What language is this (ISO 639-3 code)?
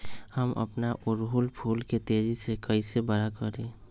mag